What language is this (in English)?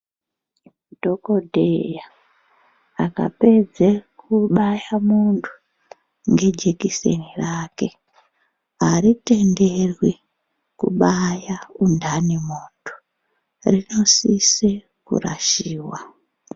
Ndau